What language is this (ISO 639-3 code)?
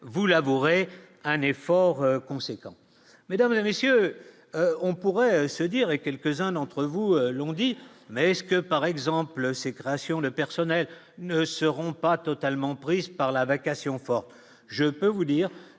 fra